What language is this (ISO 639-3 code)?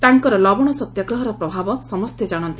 ori